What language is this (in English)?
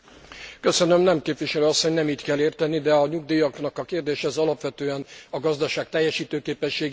Hungarian